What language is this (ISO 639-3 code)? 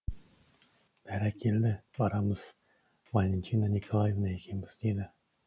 kaz